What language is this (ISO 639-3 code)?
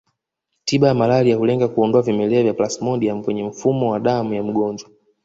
swa